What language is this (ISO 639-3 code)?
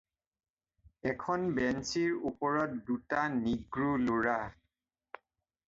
asm